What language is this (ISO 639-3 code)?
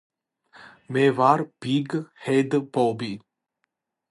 kat